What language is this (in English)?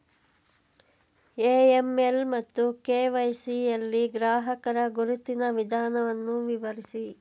Kannada